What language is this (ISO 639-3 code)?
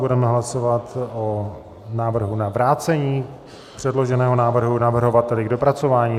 ces